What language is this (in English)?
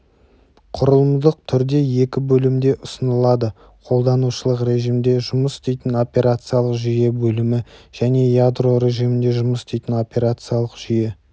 Kazakh